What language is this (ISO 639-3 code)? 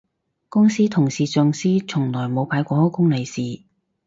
yue